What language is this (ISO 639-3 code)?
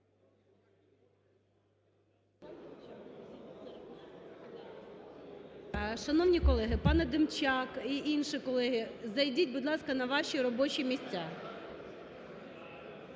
ukr